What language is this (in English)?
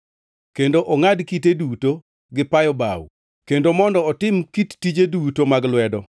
Luo (Kenya and Tanzania)